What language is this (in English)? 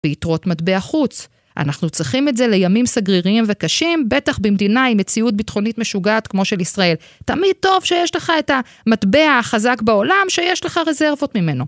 Hebrew